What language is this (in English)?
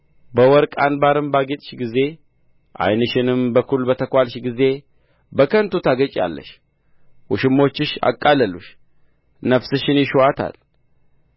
Amharic